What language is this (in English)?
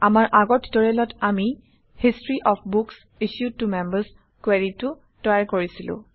Assamese